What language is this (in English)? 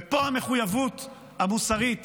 Hebrew